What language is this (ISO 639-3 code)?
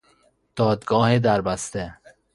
fas